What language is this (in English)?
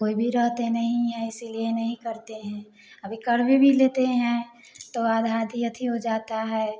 Hindi